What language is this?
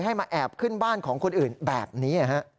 Thai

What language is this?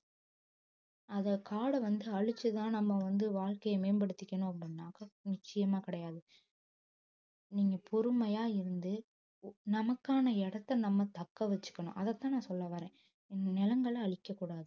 Tamil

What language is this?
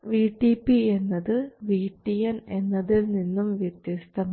Malayalam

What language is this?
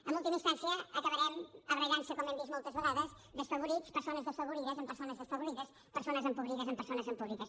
Catalan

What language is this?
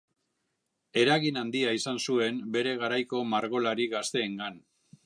Basque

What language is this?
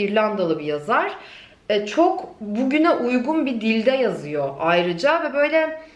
Turkish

